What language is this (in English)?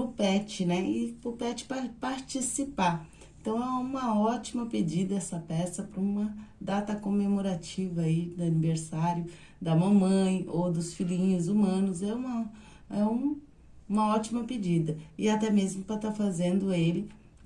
Portuguese